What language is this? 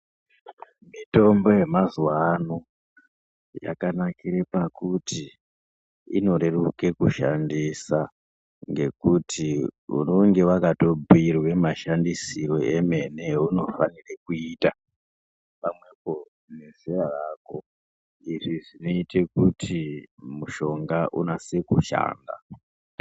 Ndau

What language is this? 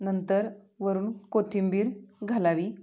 Marathi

